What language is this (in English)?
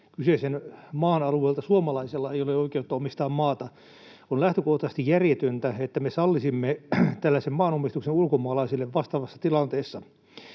Finnish